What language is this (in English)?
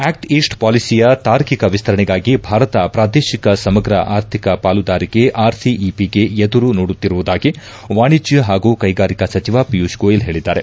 Kannada